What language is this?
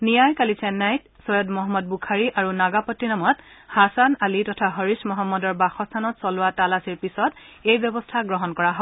Assamese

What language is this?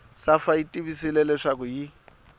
Tsonga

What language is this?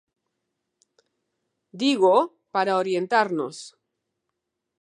Galician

